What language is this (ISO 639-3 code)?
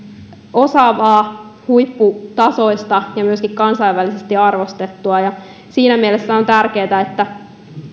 fin